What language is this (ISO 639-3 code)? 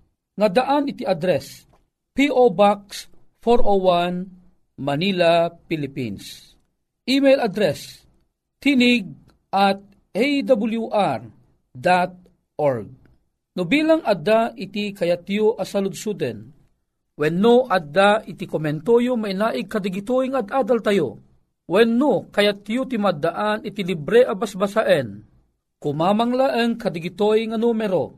fil